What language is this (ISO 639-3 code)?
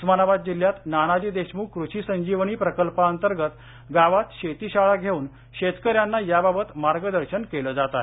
mar